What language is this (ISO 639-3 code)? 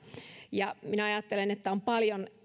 fin